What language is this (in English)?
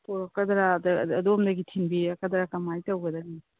Manipuri